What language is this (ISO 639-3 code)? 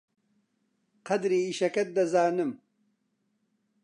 ckb